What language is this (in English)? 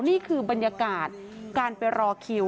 Thai